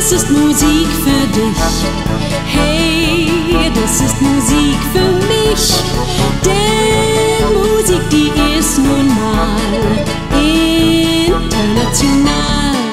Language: Romanian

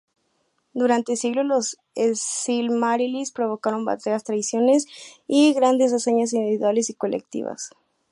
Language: Spanish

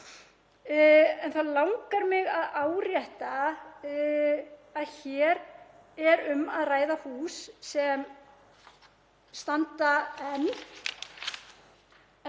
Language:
Icelandic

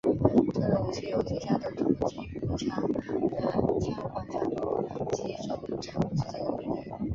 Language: Chinese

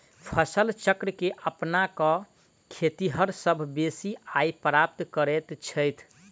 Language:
Maithili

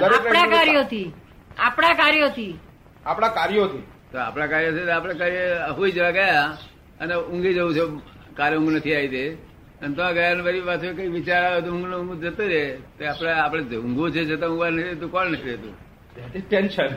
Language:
Gujarati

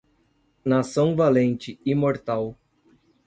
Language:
Portuguese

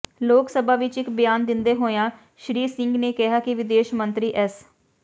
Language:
Punjabi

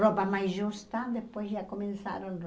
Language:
Portuguese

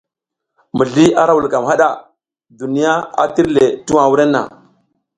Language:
South Giziga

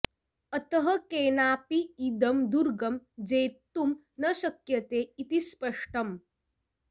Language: Sanskrit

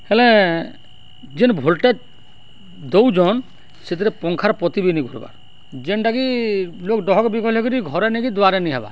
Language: Odia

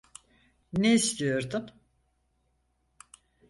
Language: Turkish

